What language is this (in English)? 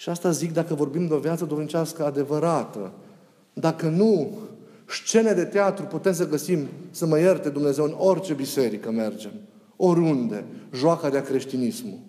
Romanian